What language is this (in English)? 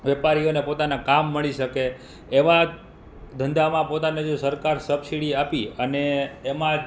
Gujarati